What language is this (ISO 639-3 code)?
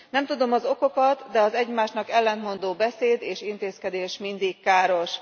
hun